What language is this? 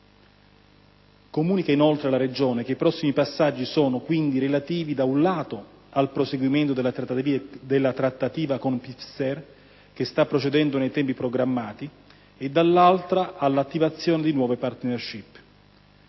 Italian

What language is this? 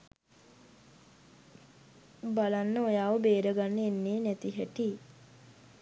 Sinhala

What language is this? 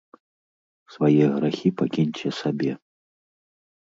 Belarusian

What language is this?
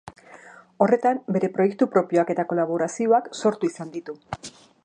Basque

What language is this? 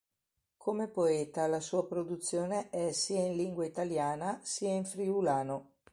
Italian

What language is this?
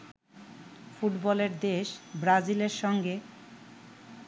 Bangla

